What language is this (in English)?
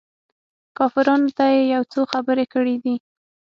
Pashto